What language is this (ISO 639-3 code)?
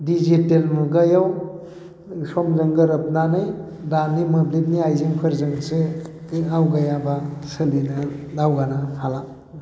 brx